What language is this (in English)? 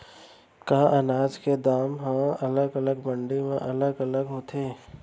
Chhattisgarhi